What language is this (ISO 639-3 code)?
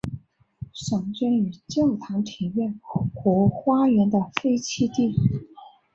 zho